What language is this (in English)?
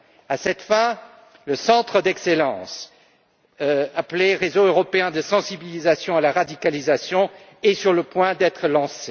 French